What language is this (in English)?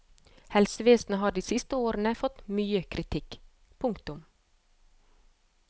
Norwegian